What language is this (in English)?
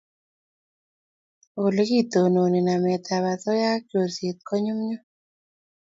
Kalenjin